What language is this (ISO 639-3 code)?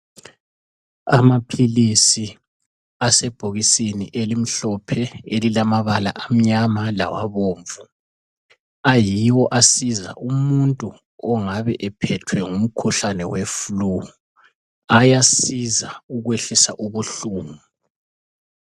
nde